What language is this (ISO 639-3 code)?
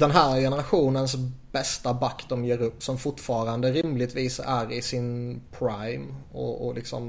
swe